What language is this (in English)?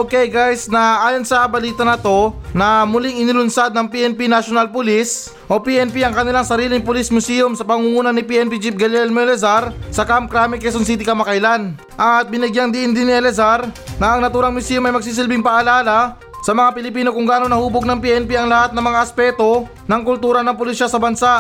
Filipino